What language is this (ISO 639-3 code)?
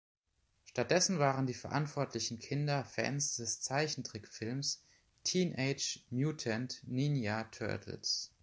deu